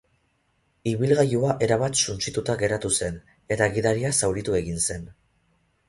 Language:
Basque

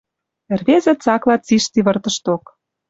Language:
Western Mari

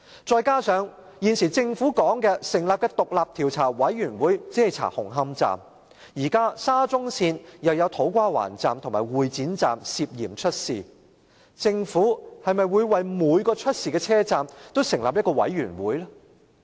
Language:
Cantonese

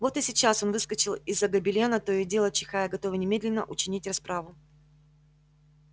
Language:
Russian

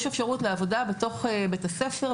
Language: Hebrew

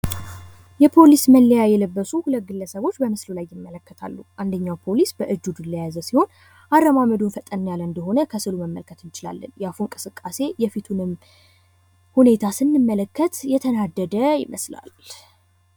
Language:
Amharic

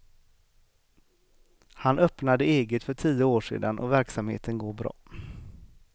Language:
Swedish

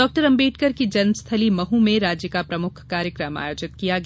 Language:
Hindi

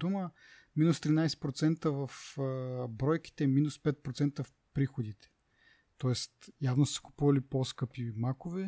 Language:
Bulgarian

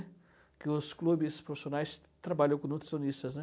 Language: Portuguese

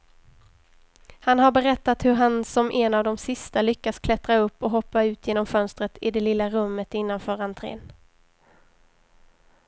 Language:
Swedish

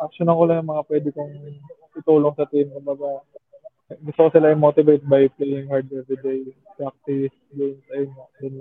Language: Filipino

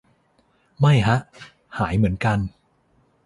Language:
Thai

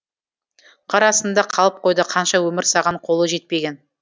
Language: Kazakh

